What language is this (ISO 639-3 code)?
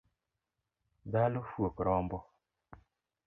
luo